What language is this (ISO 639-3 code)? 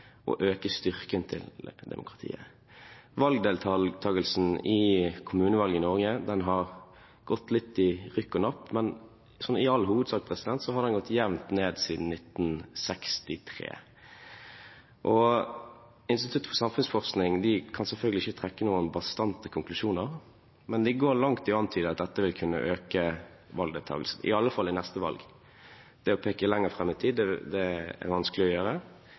nob